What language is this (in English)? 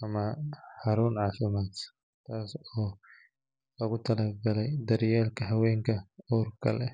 Somali